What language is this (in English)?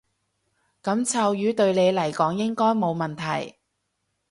Cantonese